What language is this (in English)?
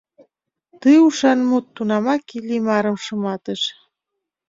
Mari